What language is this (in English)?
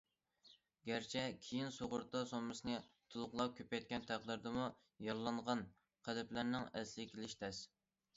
Uyghur